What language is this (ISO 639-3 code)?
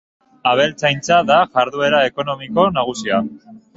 eus